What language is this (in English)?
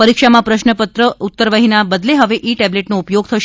Gujarati